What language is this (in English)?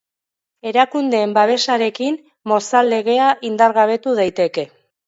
Basque